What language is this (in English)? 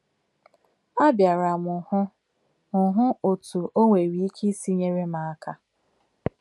Igbo